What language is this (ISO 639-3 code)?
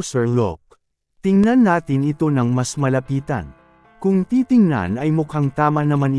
fil